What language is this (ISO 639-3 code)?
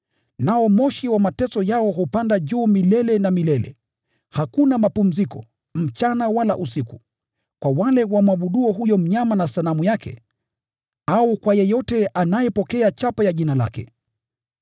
swa